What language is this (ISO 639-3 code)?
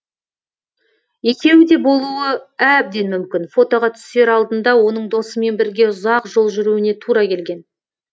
kaz